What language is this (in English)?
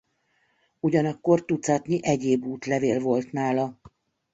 Hungarian